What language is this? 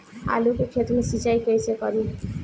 Bhojpuri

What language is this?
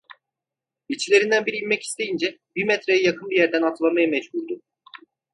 Turkish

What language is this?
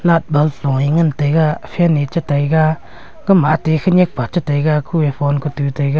Wancho Naga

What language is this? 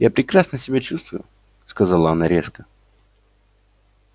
Russian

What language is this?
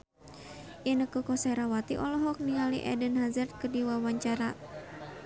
Sundanese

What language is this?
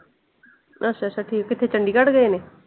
Punjabi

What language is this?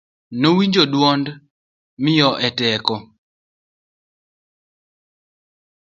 Luo (Kenya and Tanzania)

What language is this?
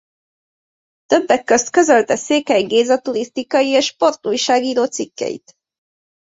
Hungarian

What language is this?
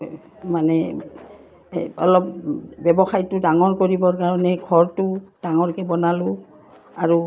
Assamese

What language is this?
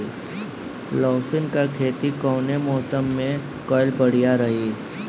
Bhojpuri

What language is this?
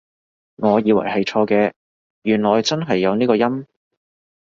Cantonese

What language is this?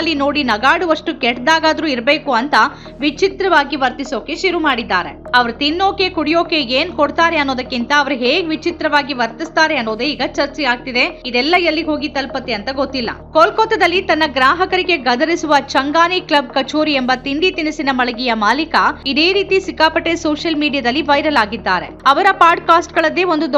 Kannada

